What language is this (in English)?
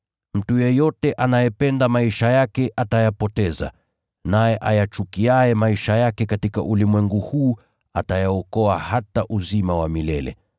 Swahili